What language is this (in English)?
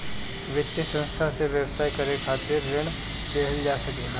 Bhojpuri